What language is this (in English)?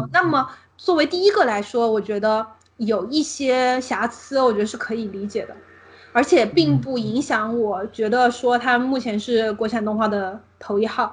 Chinese